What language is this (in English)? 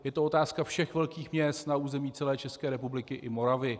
Czech